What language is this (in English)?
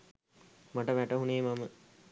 Sinhala